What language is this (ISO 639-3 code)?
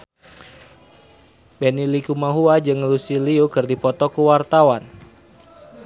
sun